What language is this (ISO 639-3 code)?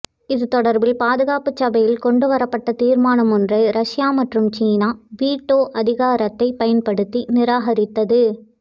tam